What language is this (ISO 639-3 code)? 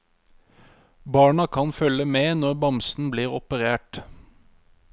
nor